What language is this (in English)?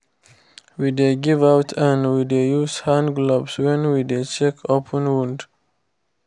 Nigerian Pidgin